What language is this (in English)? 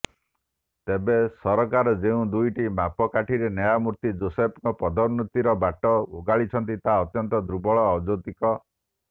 Odia